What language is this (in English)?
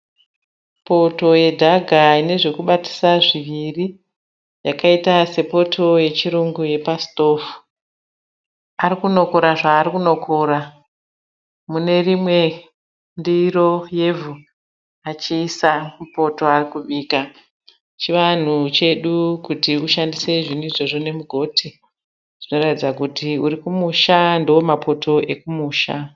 Shona